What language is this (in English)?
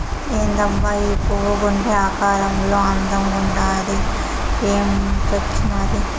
Telugu